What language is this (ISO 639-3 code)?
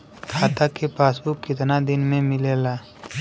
bho